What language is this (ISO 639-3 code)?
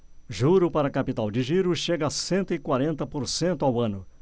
por